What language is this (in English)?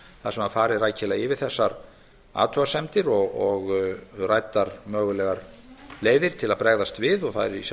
Icelandic